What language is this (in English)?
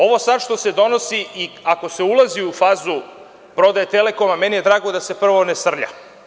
Serbian